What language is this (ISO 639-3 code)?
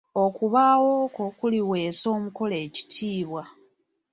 lug